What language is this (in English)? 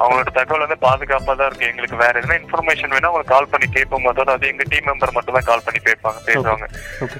Tamil